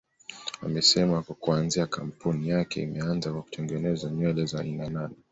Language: Swahili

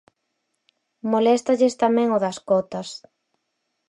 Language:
Galician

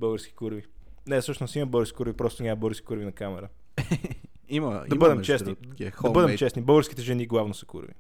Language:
Bulgarian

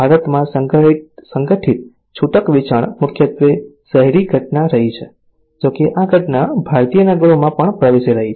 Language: Gujarati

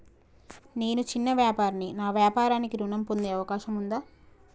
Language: Telugu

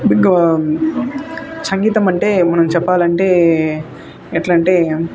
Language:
Telugu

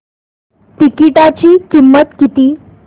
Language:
Marathi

